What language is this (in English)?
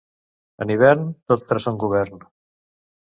Catalan